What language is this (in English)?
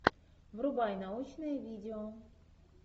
Russian